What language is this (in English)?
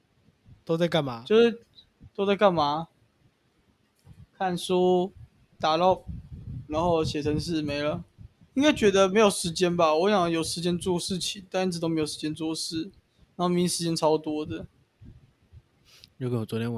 Chinese